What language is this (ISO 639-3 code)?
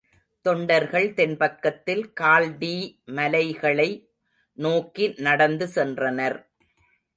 tam